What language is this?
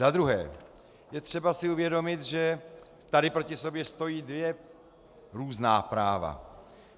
Czech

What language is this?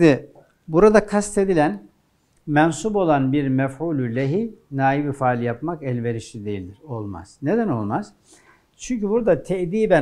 Turkish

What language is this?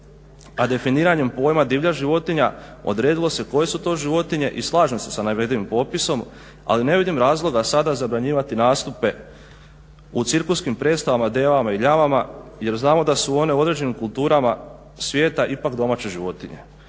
Croatian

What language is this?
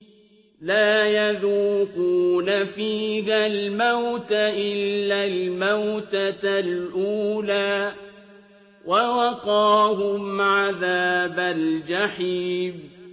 Arabic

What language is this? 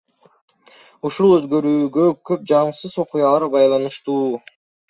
Kyrgyz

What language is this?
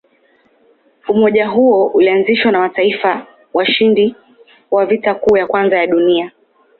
Swahili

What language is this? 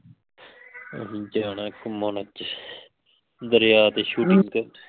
Punjabi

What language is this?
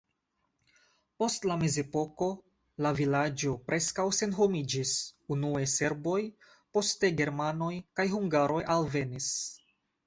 Esperanto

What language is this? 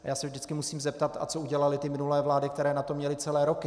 Czech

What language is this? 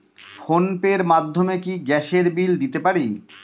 Bangla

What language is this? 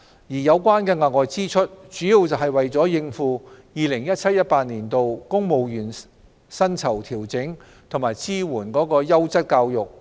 Cantonese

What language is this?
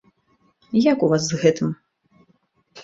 Belarusian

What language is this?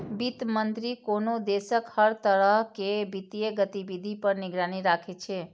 Maithili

